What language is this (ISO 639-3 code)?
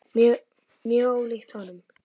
isl